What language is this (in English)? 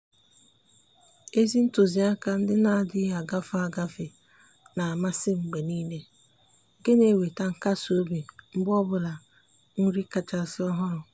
Igbo